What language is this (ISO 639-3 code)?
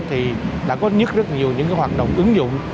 vie